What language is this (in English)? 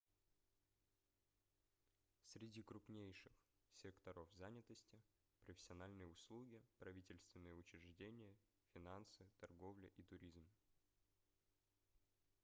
Russian